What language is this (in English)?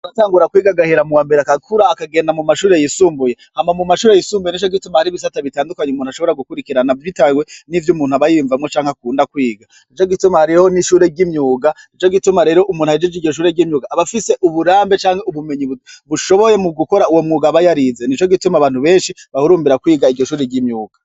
Rundi